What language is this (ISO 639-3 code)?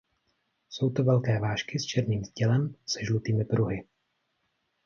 ces